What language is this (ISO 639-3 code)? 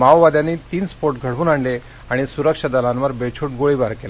mar